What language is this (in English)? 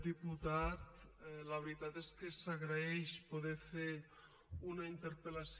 Catalan